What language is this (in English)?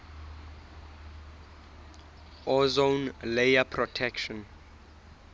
Southern Sotho